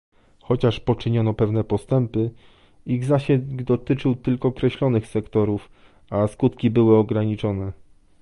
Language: Polish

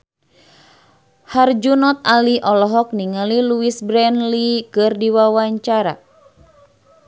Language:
Sundanese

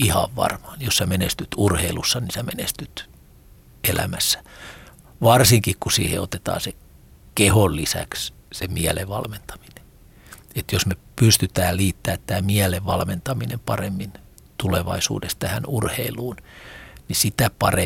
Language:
Finnish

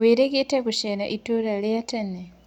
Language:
Kikuyu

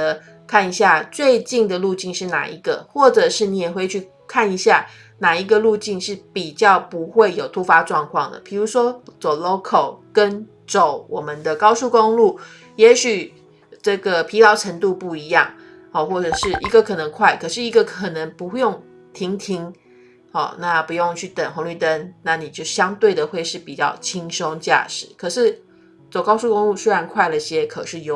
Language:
Chinese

